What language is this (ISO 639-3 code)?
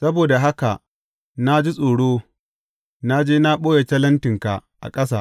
hau